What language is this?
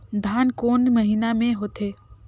Chhattisgarhi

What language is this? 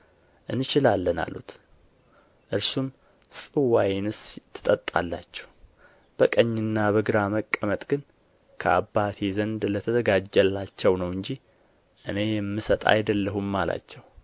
Amharic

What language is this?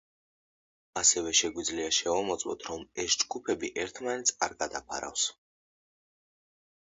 Georgian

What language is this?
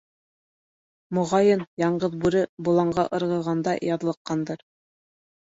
Bashkir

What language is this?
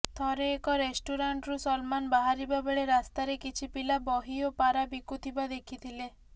Odia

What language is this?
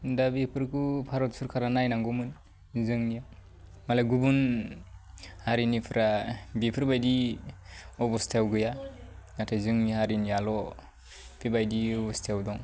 Bodo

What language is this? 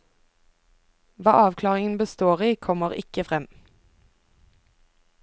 Norwegian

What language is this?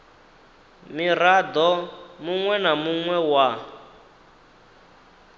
Venda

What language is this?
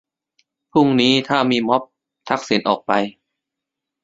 Thai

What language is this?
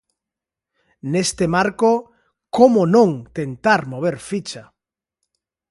Galician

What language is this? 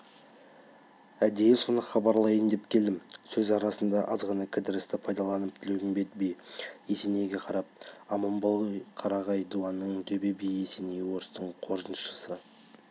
Kazakh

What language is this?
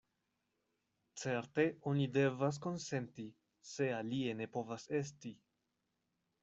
Esperanto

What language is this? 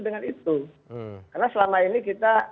Indonesian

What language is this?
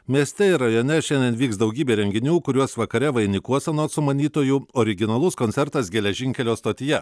Lithuanian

